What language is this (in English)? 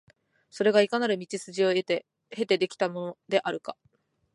Japanese